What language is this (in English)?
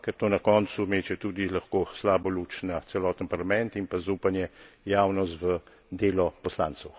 Slovenian